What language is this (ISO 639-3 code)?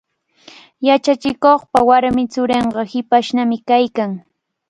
qvl